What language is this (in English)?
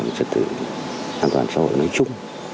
Vietnamese